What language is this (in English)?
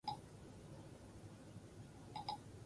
Basque